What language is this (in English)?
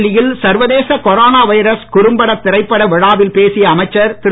Tamil